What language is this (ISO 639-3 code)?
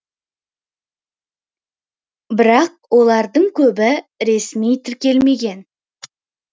kaz